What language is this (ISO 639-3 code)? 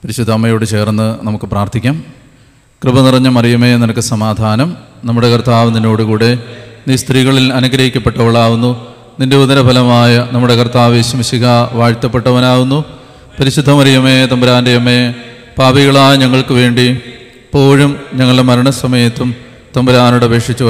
mal